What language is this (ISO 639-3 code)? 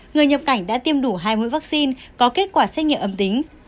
vie